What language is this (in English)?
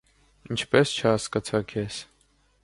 Armenian